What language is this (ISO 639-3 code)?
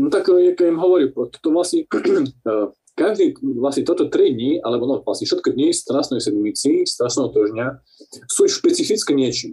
slk